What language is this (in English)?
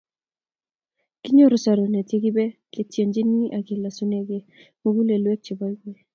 Kalenjin